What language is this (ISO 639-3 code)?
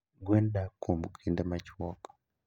luo